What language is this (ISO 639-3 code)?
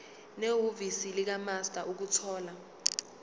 zul